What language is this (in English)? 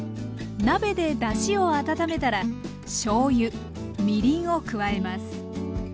Japanese